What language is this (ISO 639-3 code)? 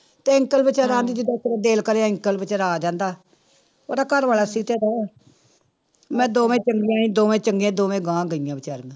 pan